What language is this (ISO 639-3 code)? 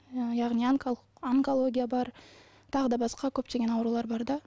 kaz